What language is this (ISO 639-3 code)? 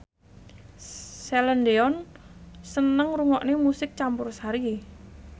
jav